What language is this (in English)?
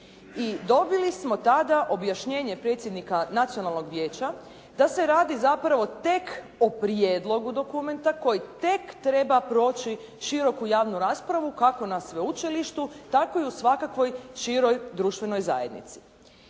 Croatian